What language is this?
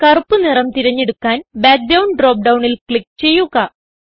Malayalam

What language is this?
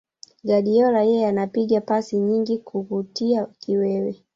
Swahili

